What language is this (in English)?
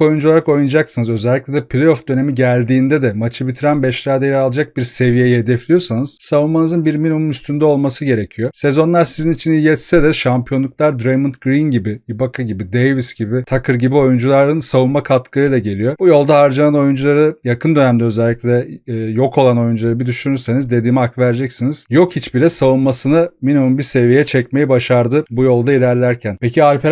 Turkish